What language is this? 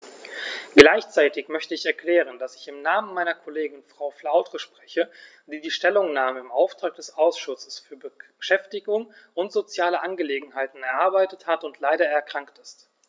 German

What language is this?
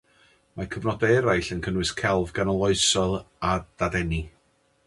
Welsh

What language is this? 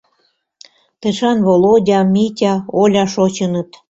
Mari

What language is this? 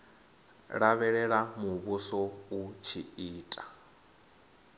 Venda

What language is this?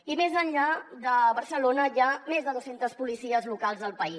Catalan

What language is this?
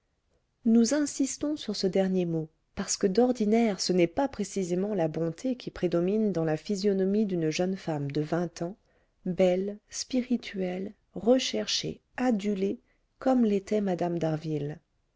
French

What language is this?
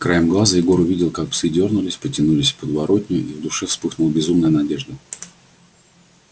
Russian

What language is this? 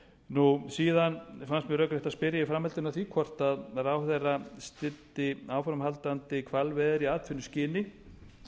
Icelandic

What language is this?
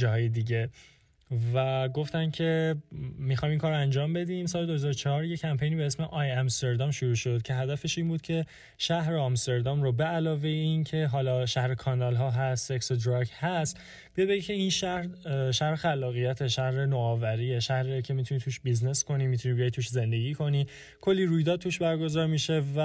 Persian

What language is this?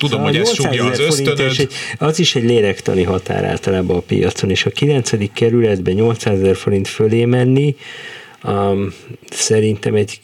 Hungarian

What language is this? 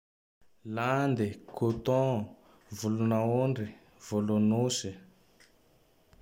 Tandroy-Mahafaly Malagasy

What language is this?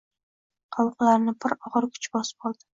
Uzbek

